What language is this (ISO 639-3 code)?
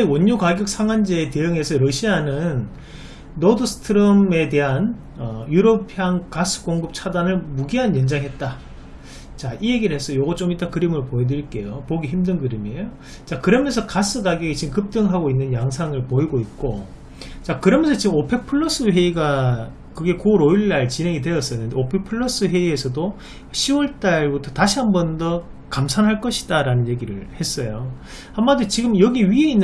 kor